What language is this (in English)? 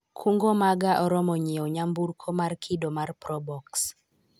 Luo (Kenya and Tanzania)